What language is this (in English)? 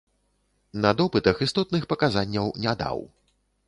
Belarusian